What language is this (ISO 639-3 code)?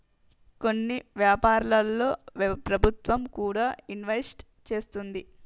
tel